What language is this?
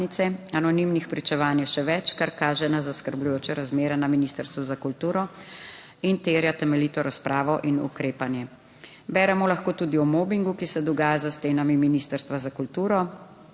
Slovenian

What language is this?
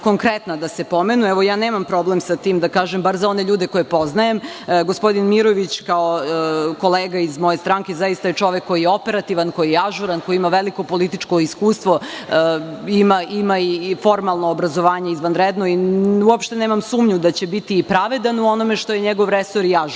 Serbian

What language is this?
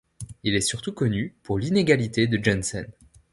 French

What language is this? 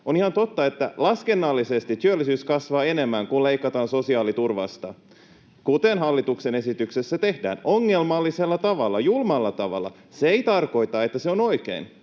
Finnish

